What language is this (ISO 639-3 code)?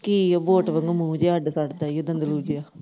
pan